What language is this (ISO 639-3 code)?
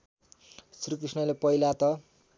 nep